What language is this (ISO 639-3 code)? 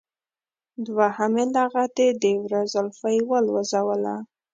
pus